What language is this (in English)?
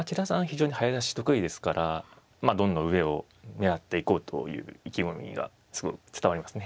Japanese